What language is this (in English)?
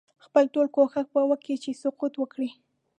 Pashto